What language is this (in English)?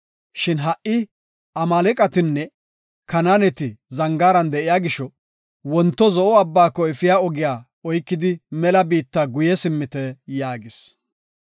Gofa